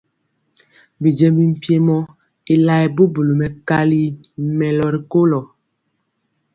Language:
Mpiemo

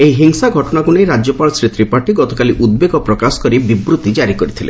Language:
Odia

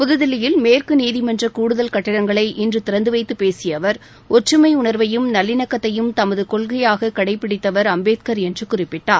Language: Tamil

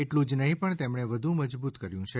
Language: Gujarati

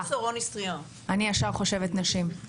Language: Hebrew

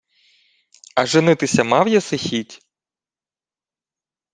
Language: Ukrainian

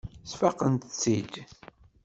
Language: Kabyle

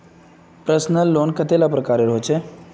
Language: Magahi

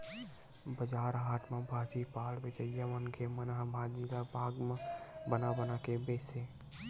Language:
Chhattisgarhi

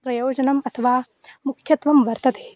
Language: Sanskrit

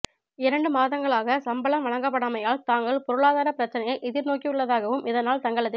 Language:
Tamil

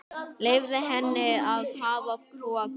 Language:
Icelandic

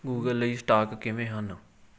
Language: Punjabi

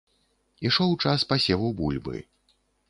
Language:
Belarusian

